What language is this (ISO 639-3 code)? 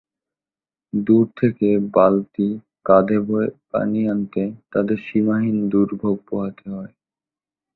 ben